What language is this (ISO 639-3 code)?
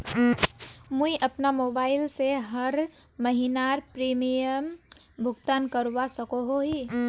mag